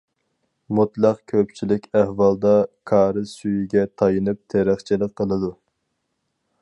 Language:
Uyghur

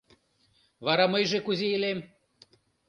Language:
Mari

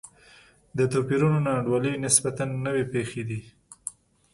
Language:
Pashto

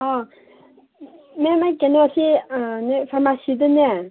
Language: Manipuri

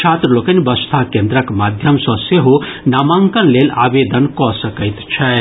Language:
Maithili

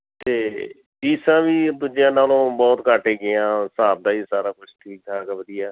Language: Punjabi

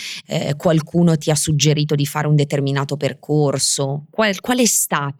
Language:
Italian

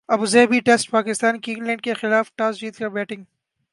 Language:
Urdu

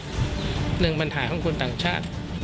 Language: Thai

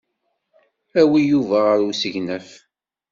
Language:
Kabyle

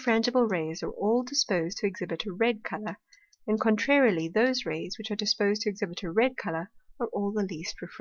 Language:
English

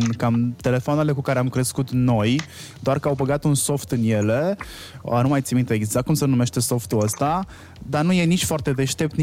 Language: Romanian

